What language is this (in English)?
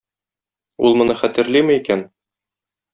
Tatar